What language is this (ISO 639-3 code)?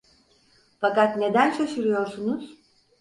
tur